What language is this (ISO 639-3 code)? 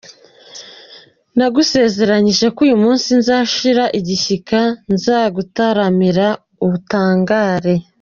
kin